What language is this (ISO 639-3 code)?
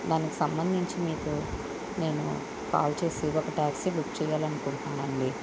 tel